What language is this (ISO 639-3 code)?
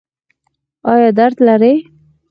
pus